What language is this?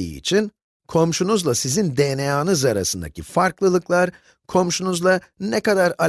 Turkish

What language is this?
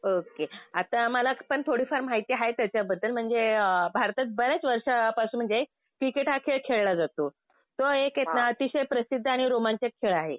Marathi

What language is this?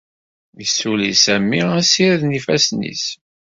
Kabyle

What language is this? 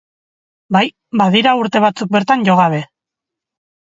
Basque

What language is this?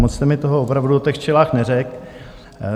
Czech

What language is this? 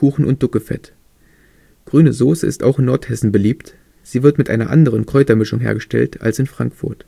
German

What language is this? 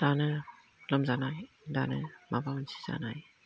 Bodo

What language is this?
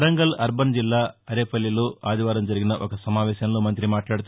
Telugu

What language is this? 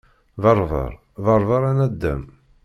Kabyle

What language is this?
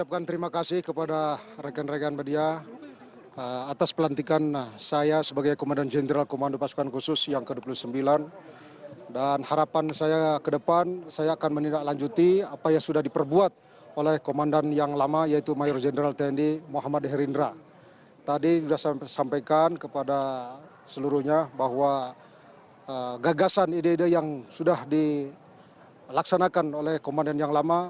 Indonesian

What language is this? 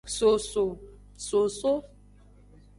Aja (Benin)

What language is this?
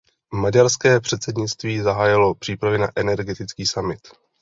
Czech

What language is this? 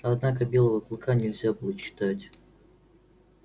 Russian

